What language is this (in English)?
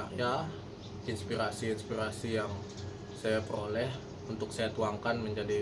Indonesian